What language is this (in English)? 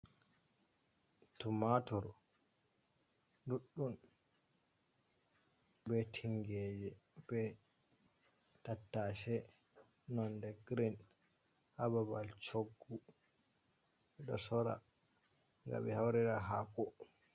Fula